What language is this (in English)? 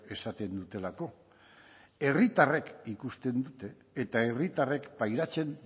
Basque